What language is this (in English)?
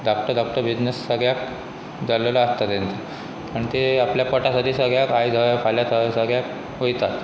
Konkani